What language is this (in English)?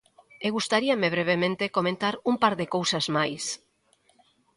Galician